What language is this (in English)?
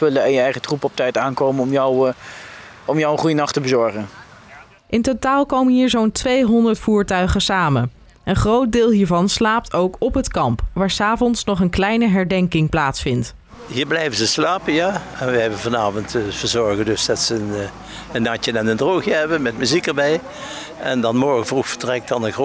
Dutch